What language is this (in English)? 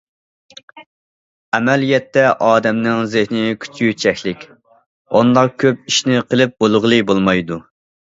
Uyghur